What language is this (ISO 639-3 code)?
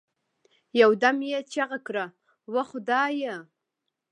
pus